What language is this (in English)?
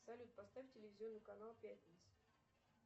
Russian